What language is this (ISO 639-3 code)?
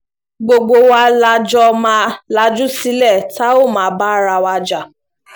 yor